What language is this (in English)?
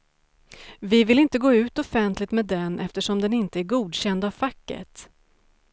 Swedish